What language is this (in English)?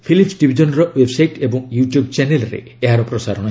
Odia